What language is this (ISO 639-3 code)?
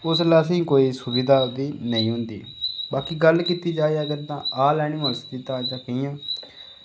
doi